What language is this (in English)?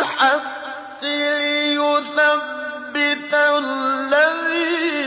Arabic